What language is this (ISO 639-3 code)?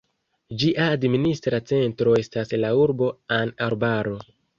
epo